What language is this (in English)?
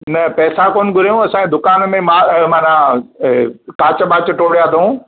Sindhi